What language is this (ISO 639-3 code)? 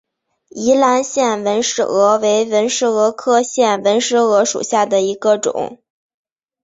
zho